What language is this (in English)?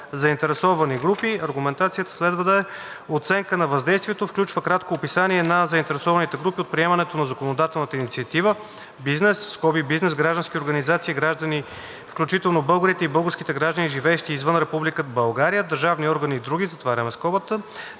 Bulgarian